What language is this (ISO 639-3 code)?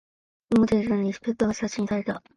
jpn